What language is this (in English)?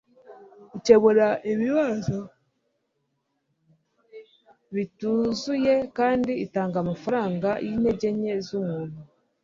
Kinyarwanda